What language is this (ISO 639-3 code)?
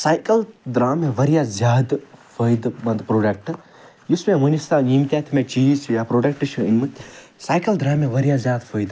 kas